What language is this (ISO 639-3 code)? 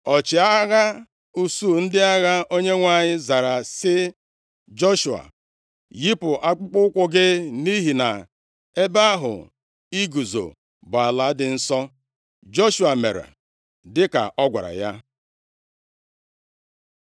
ibo